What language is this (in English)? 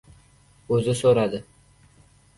Uzbek